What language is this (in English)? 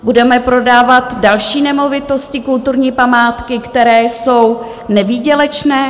Czech